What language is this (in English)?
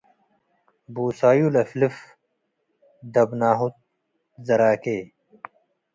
Tigre